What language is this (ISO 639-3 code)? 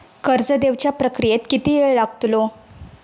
mar